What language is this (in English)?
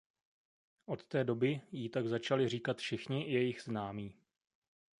Czech